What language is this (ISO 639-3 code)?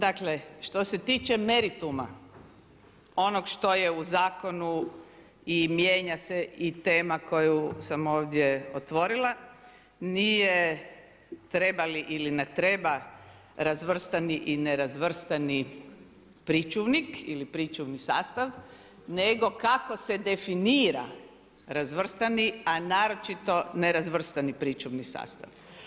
hrv